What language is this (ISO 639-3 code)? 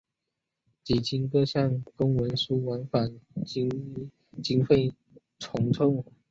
zho